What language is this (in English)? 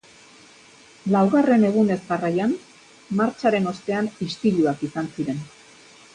Basque